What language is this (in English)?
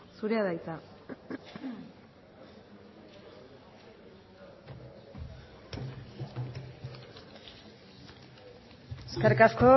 Basque